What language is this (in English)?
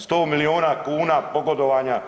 Croatian